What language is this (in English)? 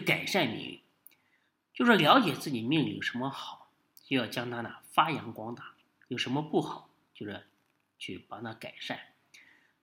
Chinese